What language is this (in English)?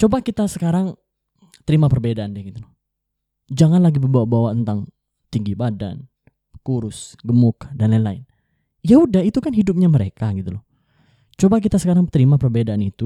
Indonesian